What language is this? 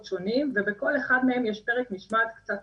Hebrew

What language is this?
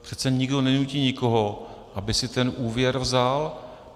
Czech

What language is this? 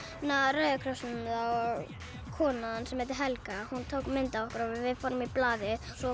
Icelandic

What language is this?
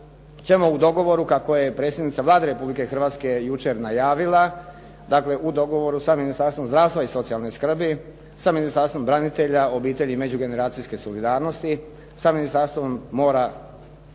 Croatian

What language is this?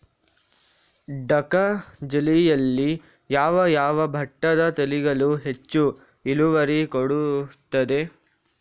Kannada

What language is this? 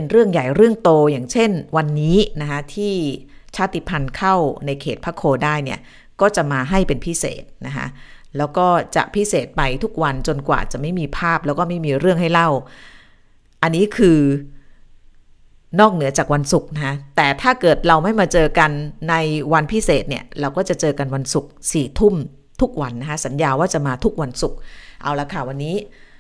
Thai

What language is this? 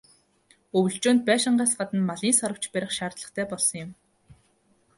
Mongolian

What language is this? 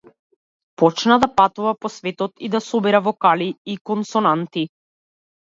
Macedonian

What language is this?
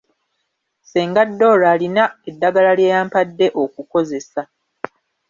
Ganda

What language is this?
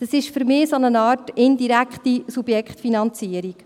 Swiss German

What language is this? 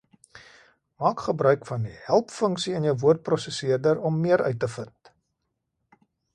Afrikaans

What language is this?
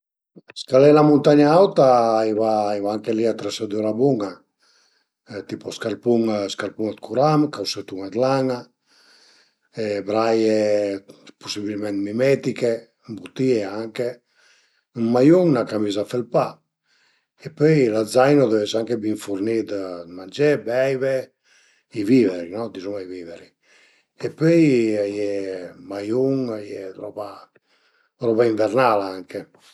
Piedmontese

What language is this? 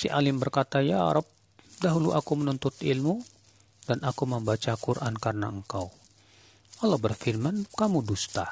Indonesian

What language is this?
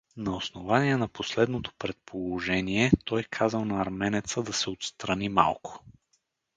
Bulgarian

